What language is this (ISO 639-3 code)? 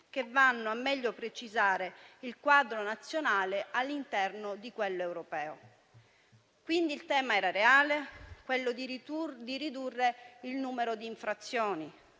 ita